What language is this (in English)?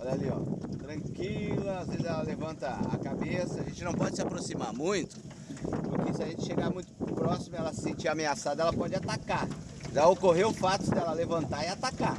Portuguese